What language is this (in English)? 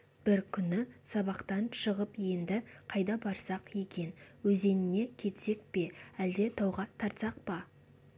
Kazakh